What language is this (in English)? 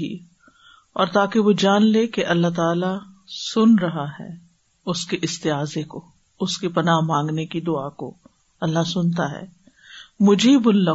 Urdu